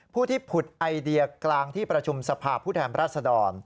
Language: Thai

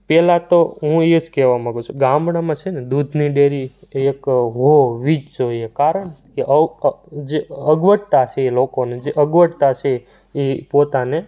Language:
Gujarati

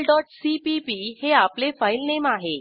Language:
Marathi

